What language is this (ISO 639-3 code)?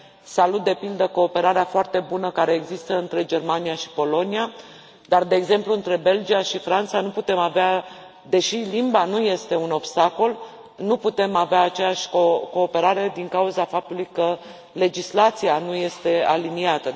ron